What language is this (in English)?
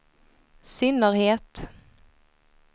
Swedish